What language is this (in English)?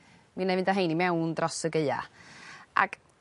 Welsh